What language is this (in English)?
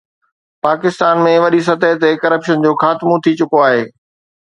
Sindhi